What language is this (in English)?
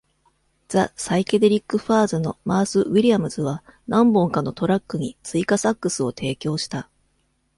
Japanese